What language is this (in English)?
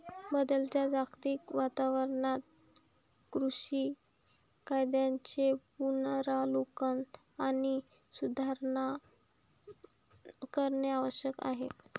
Marathi